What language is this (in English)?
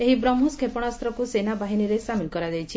Odia